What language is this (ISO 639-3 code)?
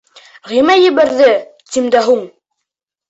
bak